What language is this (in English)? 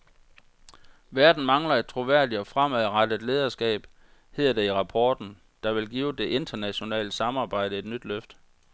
Danish